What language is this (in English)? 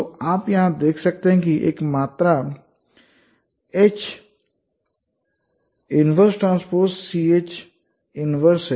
Hindi